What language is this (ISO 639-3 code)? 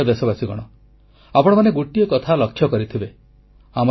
ori